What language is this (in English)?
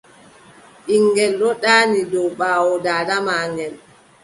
Adamawa Fulfulde